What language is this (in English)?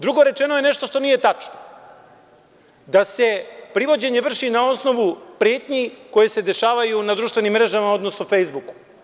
Serbian